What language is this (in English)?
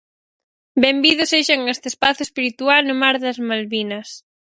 Galician